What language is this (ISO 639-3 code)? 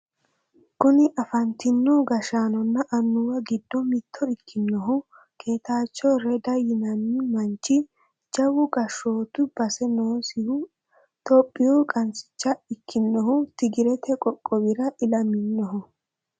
sid